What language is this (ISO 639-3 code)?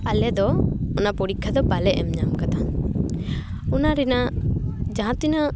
sat